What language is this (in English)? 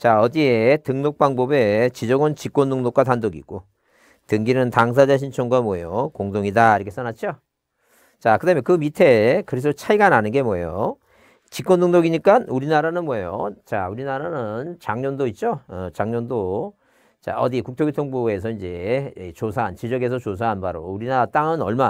Korean